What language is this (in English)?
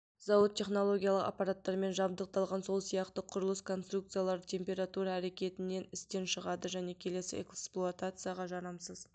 Kazakh